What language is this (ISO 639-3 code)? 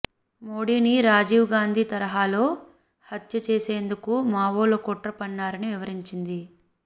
tel